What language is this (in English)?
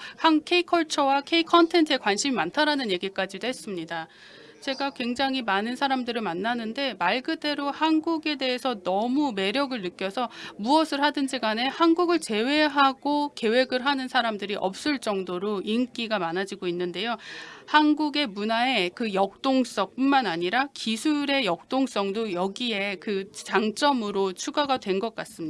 Korean